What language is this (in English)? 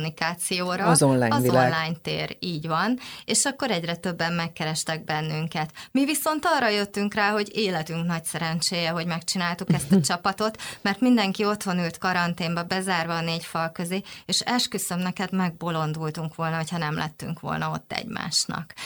Hungarian